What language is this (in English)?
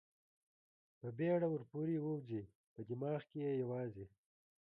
Pashto